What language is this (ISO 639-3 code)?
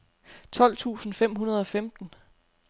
dan